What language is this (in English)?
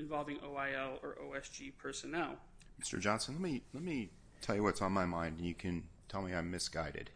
English